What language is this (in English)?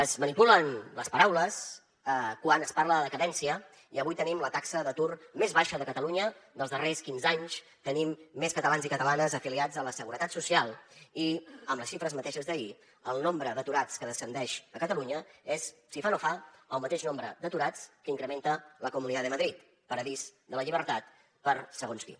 Catalan